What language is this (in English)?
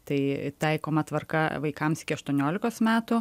Lithuanian